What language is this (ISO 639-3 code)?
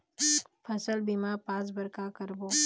hne